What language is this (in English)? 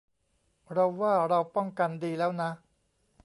Thai